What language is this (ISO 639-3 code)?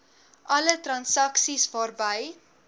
afr